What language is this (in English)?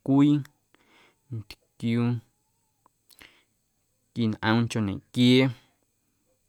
Guerrero Amuzgo